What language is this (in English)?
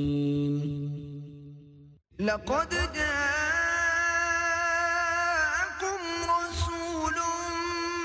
Urdu